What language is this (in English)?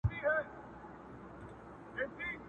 Pashto